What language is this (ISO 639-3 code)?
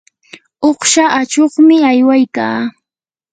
qur